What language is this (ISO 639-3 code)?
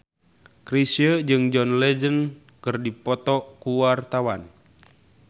sun